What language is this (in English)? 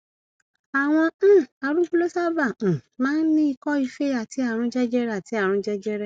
Yoruba